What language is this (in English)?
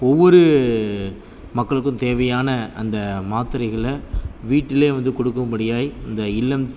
Tamil